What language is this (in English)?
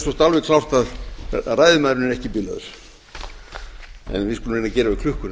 Icelandic